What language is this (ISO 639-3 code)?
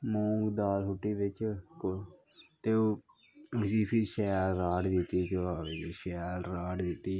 doi